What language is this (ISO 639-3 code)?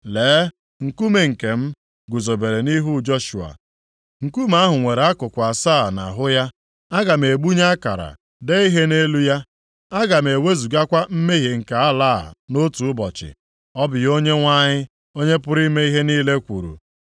ibo